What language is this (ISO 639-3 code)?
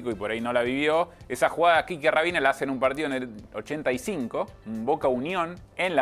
spa